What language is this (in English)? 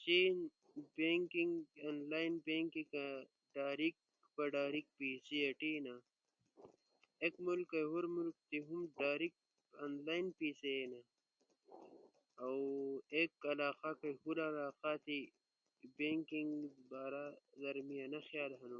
Ushojo